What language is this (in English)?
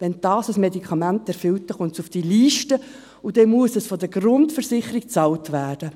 Swiss German